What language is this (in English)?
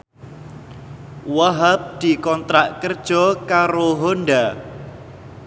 Javanese